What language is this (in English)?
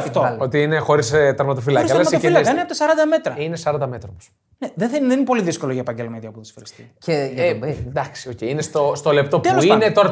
Greek